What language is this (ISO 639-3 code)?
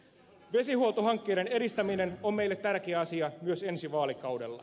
fin